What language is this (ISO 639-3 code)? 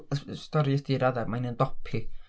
cym